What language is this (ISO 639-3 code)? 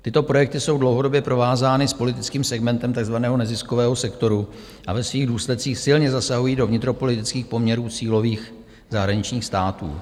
ces